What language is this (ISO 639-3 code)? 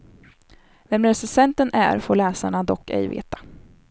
swe